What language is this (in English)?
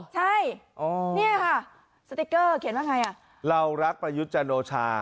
Thai